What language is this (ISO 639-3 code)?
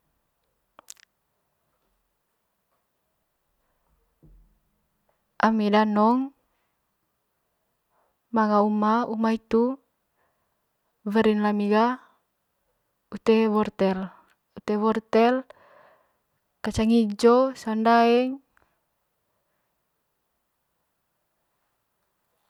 mqy